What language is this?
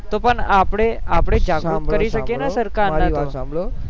Gujarati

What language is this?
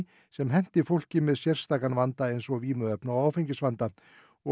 Icelandic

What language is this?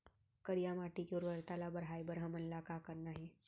Chhattisgarhi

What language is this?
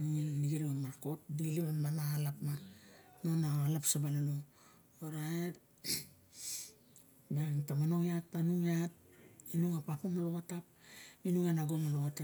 Barok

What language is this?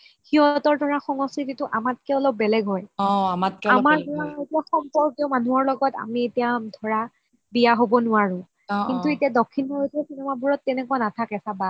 Assamese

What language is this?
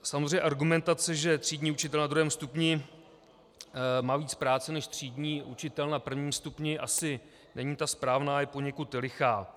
Czech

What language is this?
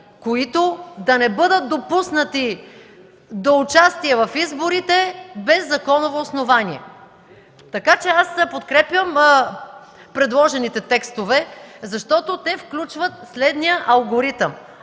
Bulgarian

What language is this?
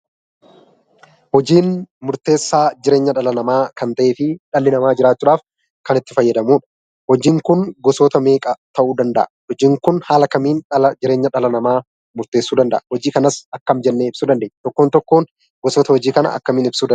Oromo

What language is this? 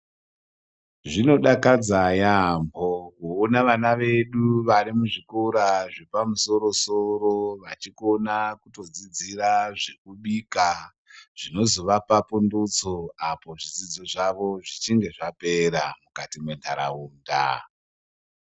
Ndau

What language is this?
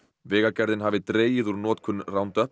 Icelandic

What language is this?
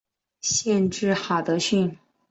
Chinese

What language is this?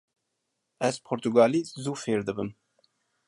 Kurdish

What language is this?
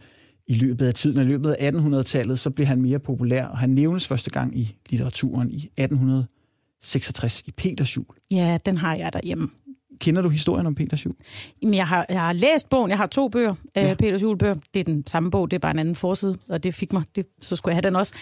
Danish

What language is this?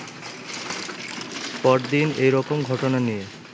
Bangla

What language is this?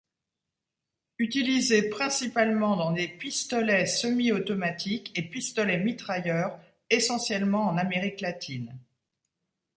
French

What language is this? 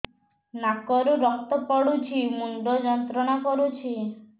Odia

